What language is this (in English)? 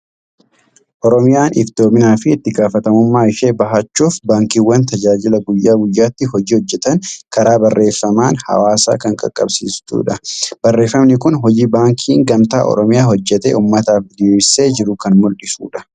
Oromo